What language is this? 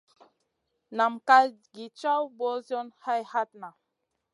Masana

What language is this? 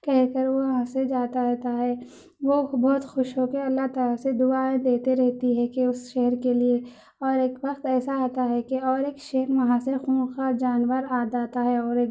Urdu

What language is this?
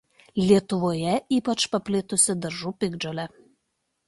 Lithuanian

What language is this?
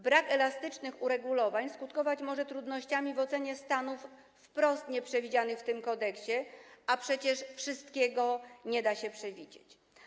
Polish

